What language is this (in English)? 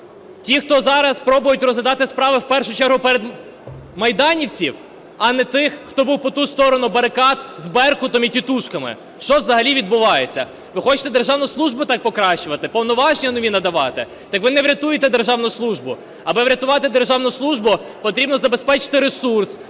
Ukrainian